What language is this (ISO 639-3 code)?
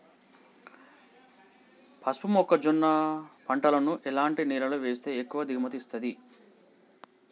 tel